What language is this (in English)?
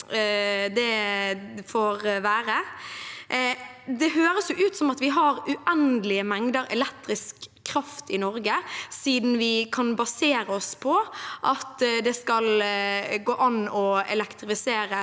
Norwegian